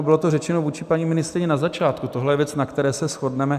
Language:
Czech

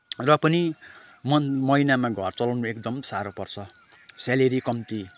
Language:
Nepali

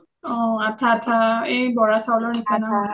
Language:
Assamese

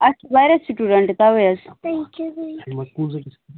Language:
Kashmiri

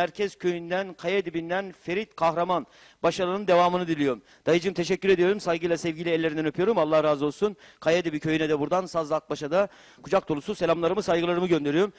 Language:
Turkish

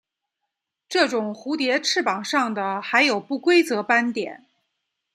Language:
Chinese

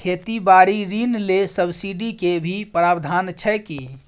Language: Maithili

